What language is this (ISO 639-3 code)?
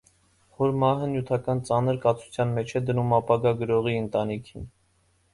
hye